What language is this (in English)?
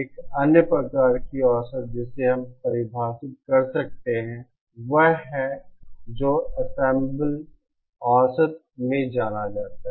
Hindi